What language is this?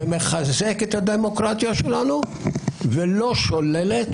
Hebrew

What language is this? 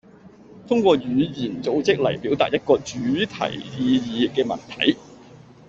Cantonese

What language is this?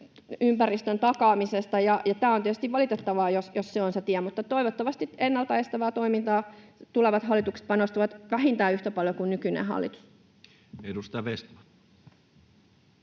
Finnish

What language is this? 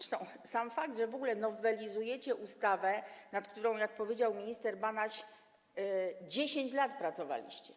Polish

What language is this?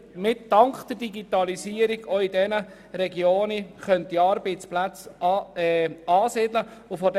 Swiss German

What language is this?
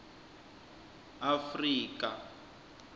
Swati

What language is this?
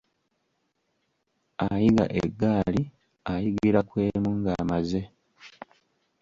Ganda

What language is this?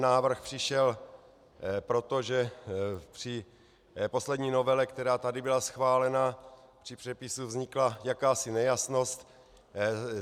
Czech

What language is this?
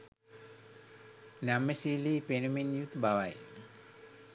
Sinhala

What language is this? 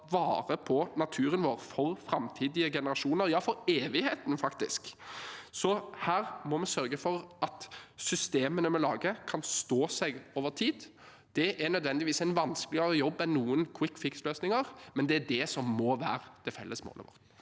Norwegian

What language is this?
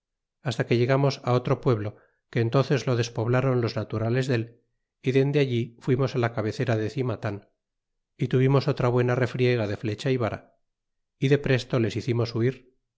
Spanish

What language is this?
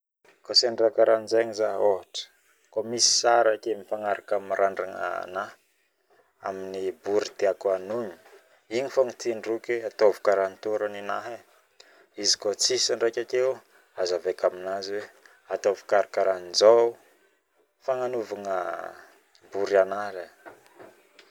Northern Betsimisaraka Malagasy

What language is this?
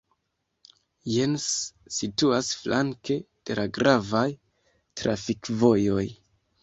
Esperanto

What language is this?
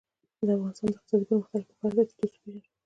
Pashto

